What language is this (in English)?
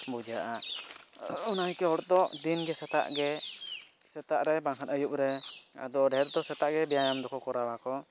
Santali